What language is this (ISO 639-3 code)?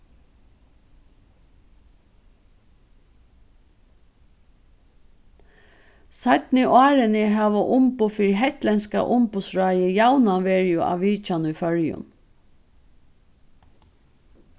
fao